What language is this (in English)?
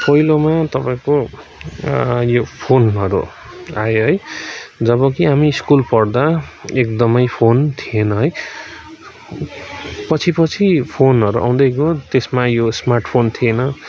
Nepali